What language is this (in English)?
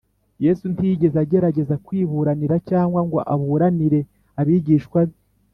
Kinyarwanda